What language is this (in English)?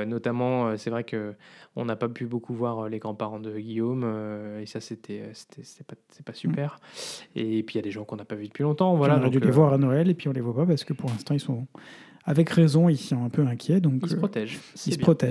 French